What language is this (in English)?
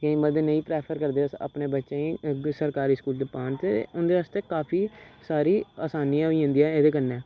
Dogri